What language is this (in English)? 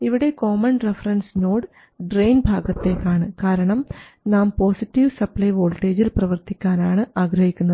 Malayalam